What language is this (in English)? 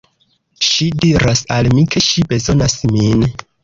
Esperanto